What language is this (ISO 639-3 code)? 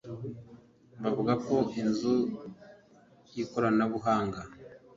kin